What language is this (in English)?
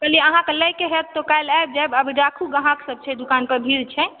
Maithili